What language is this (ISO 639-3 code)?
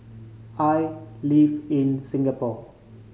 eng